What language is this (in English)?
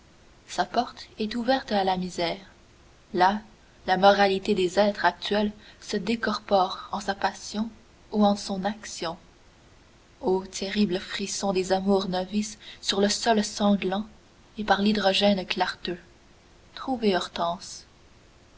French